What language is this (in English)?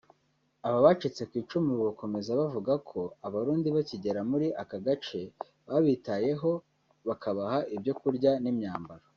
Kinyarwanda